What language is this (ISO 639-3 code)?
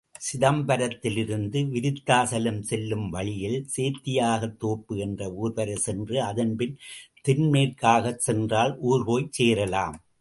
tam